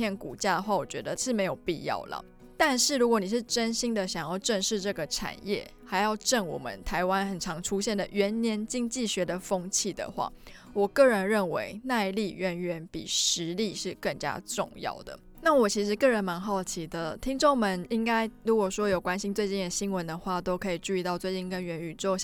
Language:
Chinese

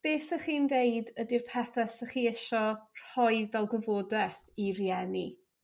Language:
Welsh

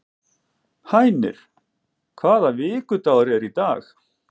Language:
Icelandic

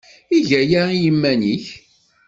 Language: Kabyle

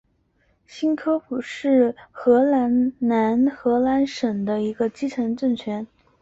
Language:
Chinese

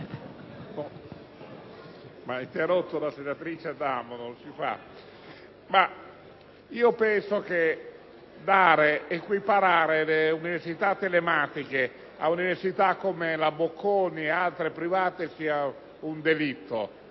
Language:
Italian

